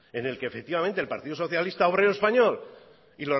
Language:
Spanish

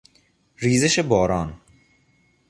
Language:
Persian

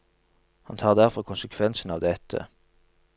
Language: Norwegian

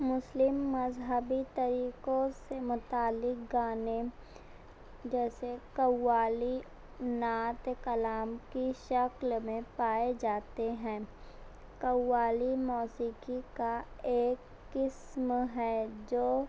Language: Urdu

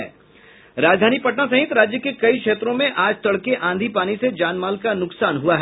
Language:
Hindi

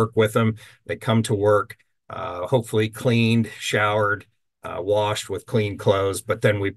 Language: English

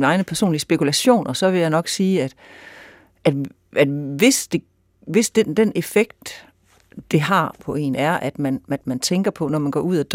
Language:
Danish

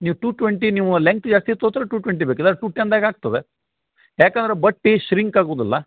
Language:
Kannada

